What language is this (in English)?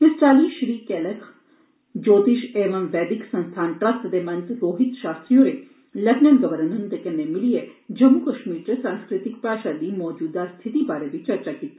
Dogri